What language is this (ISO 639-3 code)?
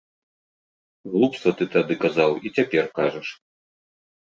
bel